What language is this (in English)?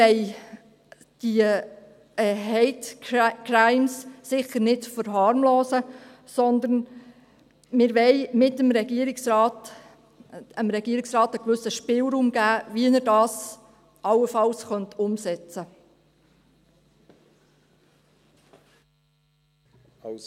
Swiss German